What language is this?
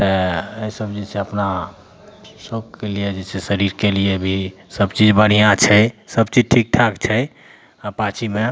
Maithili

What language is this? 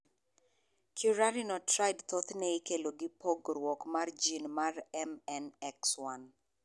Luo (Kenya and Tanzania)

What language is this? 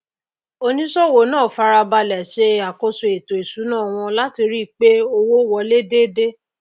Yoruba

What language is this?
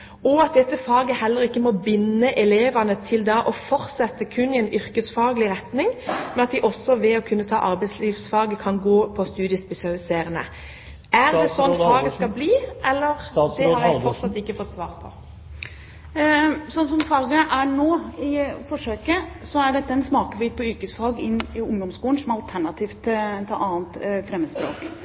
Norwegian Bokmål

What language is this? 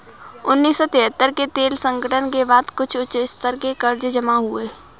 Hindi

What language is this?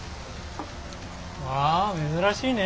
Japanese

